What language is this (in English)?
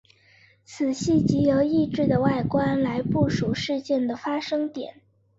Chinese